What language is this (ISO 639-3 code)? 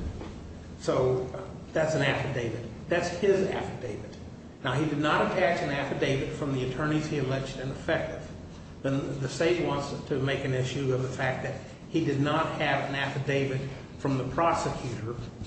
eng